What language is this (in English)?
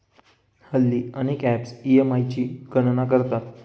Marathi